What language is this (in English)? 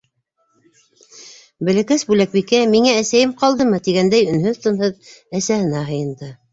Bashkir